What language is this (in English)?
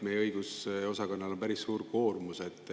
Estonian